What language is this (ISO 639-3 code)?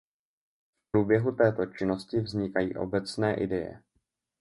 ces